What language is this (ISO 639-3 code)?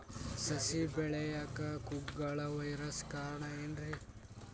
kan